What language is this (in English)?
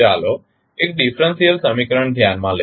Gujarati